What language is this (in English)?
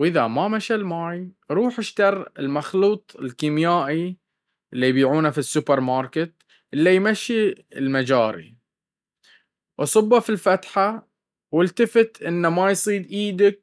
Baharna Arabic